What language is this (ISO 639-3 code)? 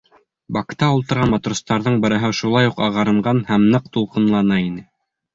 bak